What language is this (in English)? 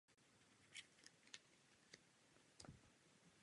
Czech